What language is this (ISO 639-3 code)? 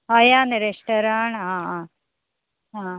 kok